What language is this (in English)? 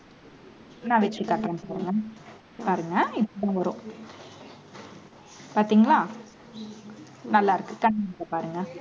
Tamil